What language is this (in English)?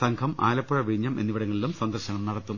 Malayalam